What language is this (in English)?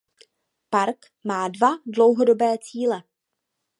Czech